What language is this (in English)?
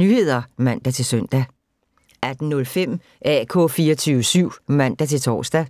Danish